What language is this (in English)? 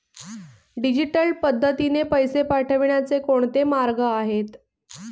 Marathi